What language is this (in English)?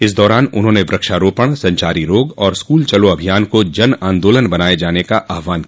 Hindi